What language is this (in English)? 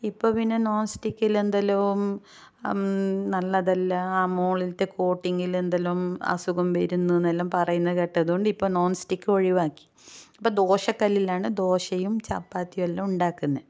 Malayalam